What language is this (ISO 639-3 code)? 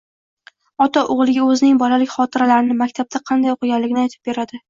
uzb